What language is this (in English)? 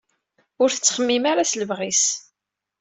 Kabyle